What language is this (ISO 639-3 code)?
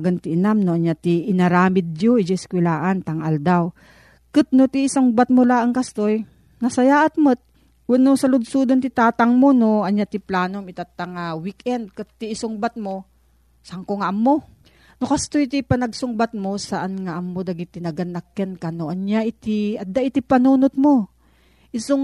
fil